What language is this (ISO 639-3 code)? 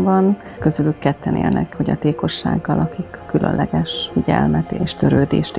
hun